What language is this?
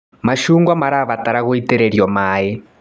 Kikuyu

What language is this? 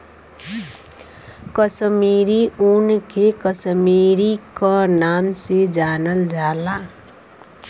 Bhojpuri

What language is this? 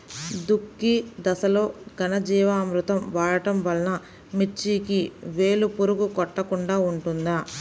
Telugu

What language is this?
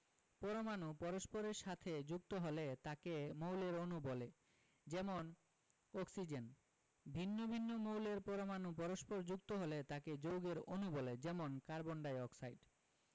Bangla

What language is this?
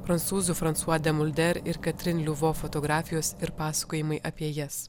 Lithuanian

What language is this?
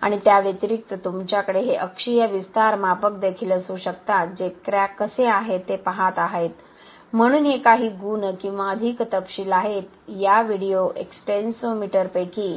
Marathi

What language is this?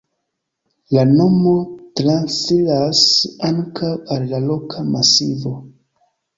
Esperanto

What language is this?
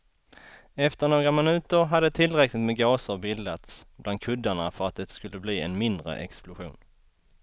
Swedish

